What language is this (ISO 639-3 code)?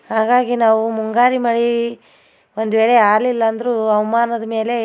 kan